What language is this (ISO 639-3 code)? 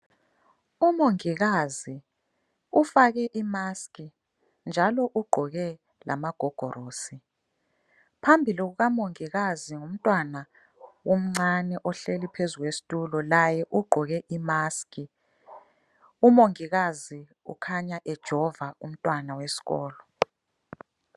nde